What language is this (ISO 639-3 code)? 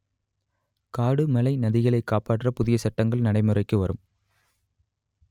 tam